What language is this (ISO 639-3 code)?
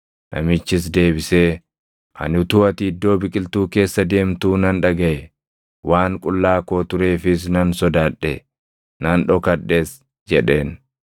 orm